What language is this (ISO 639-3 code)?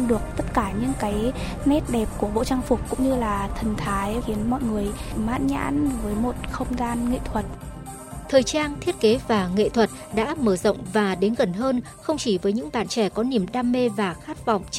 vie